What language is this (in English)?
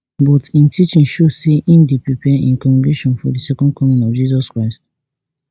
Nigerian Pidgin